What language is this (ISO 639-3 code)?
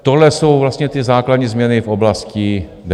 ces